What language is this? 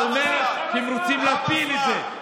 Hebrew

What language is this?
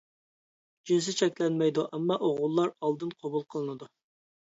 Uyghur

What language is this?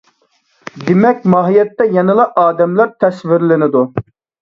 Uyghur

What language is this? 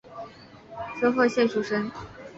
Chinese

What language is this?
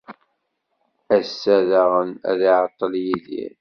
Kabyle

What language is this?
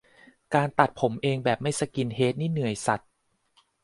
Thai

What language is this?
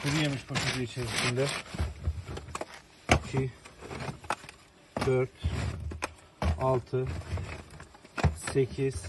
Turkish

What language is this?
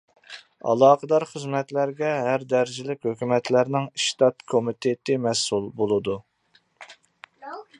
Uyghur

